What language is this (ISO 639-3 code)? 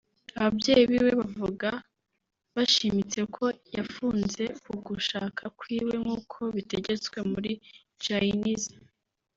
kin